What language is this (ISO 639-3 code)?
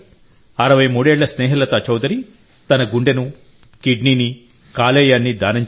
tel